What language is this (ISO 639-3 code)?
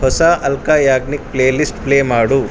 kan